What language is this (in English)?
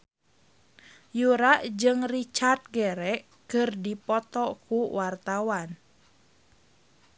Sundanese